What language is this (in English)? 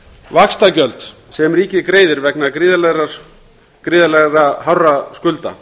Icelandic